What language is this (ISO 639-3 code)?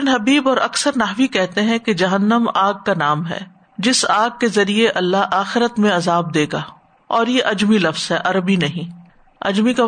urd